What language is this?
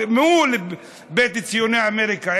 Hebrew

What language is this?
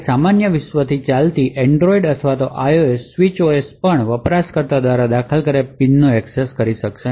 Gujarati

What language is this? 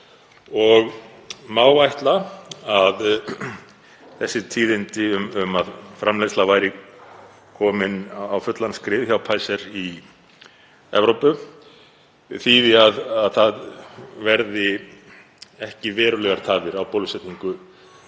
Icelandic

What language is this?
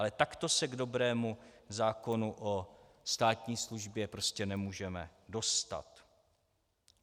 Czech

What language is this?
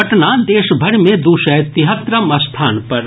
Maithili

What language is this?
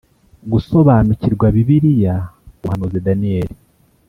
Kinyarwanda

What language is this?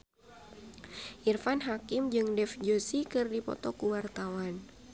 Sundanese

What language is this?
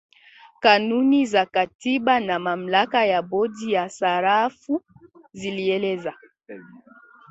Swahili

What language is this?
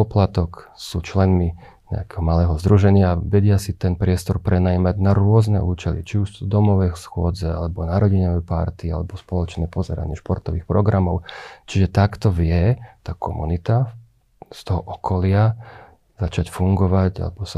Slovak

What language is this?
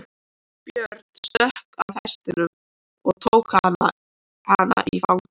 Icelandic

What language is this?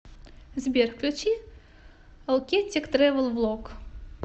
Russian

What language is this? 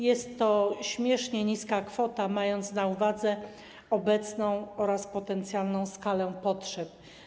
Polish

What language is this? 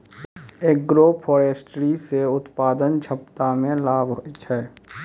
Maithili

